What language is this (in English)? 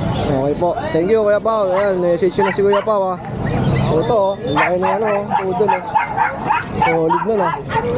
Filipino